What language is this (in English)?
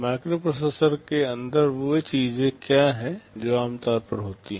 Hindi